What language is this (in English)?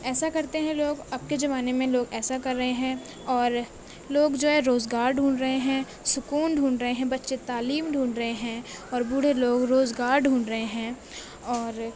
Urdu